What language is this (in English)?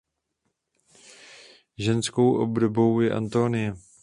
Czech